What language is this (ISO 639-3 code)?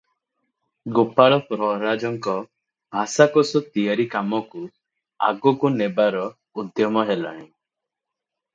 ori